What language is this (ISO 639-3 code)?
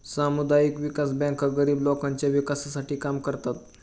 mar